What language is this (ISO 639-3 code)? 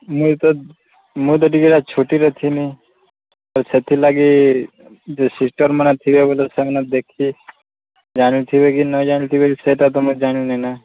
ori